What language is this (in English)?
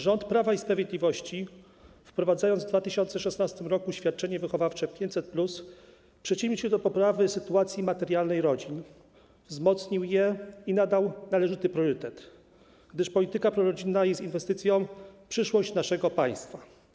Polish